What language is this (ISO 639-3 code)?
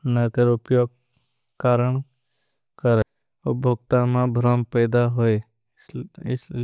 bhb